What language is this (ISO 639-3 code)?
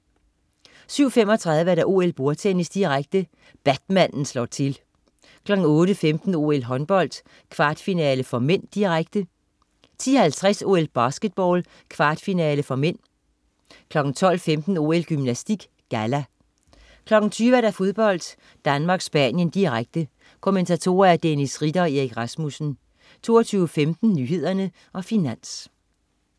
dan